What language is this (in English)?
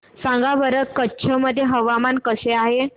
Marathi